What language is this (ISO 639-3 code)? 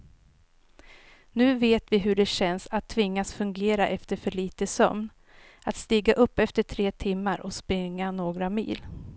swe